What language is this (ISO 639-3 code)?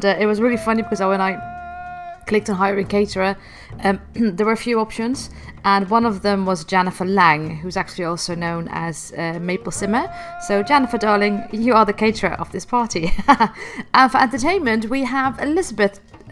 eng